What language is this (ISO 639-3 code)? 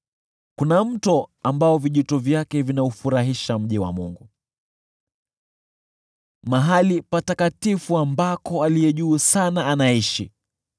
swa